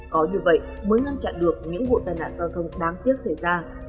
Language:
Vietnamese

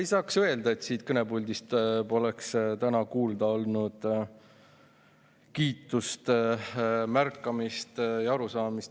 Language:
Estonian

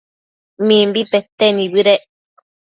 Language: Matsés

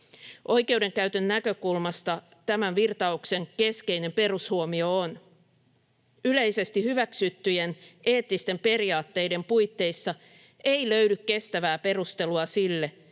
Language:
Finnish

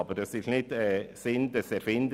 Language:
Swiss German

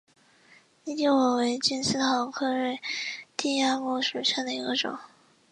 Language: Chinese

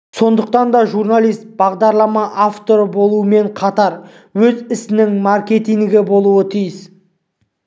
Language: Kazakh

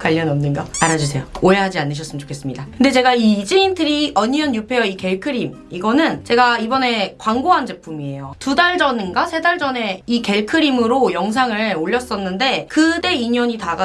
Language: Korean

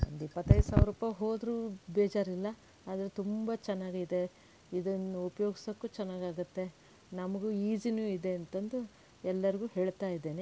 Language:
Kannada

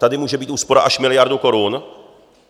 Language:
Czech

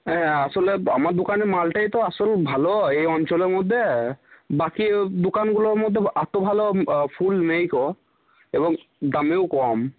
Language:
Bangla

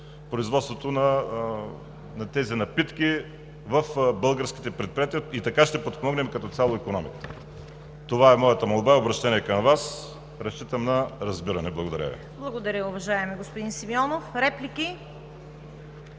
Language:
Bulgarian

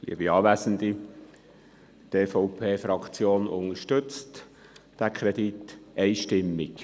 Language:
Swiss German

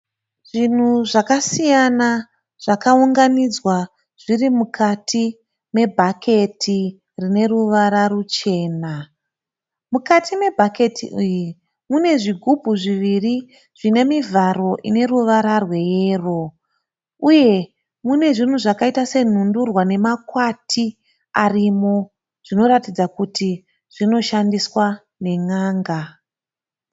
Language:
Shona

